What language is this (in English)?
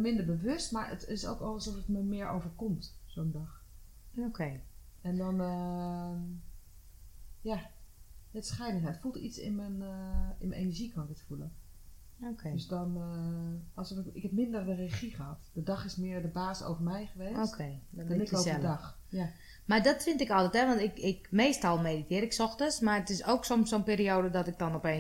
Dutch